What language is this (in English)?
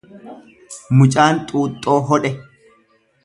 Oromo